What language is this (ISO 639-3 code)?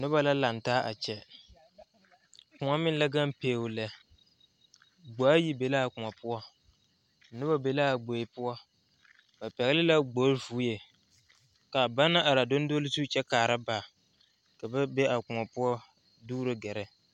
dga